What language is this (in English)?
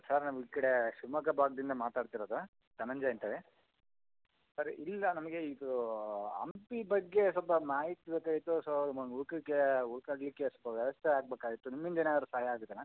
Kannada